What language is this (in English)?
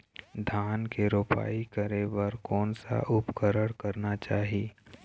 Chhattisgarhi